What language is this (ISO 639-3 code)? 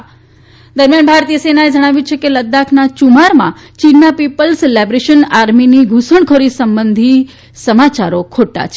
guj